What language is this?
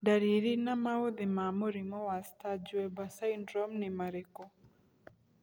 Kikuyu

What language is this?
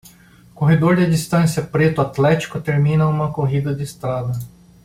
Portuguese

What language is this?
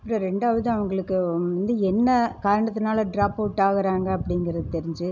Tamil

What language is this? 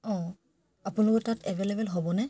Assamese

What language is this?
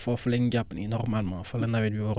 Wolof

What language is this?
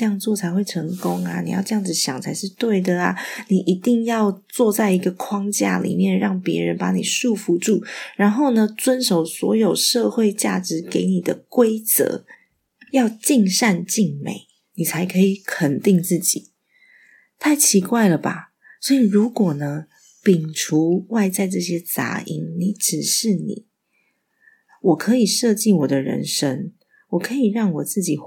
Chinese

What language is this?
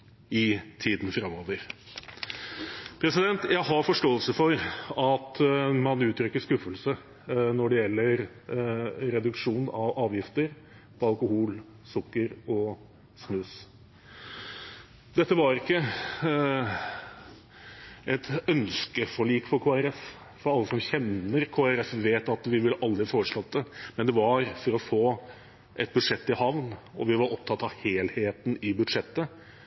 Norwegian Bokmål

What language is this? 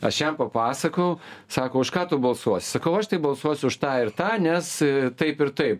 Lithuanian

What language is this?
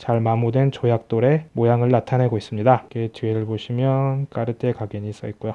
Korean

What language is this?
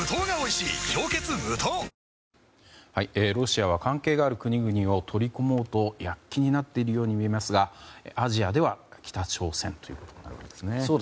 Japanese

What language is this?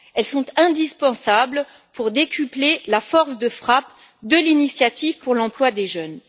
French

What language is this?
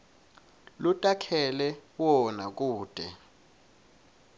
Swati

